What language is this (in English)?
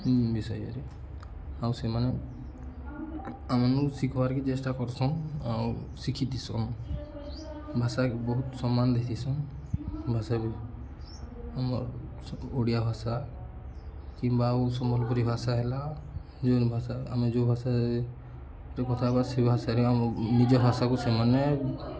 Odia